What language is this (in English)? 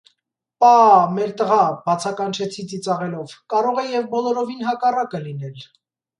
Armenian